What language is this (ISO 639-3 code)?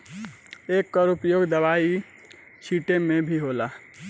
bho